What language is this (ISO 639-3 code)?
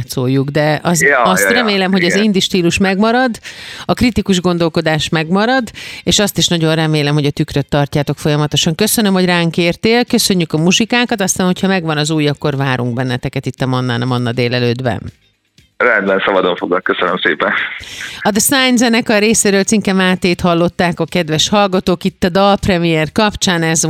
hun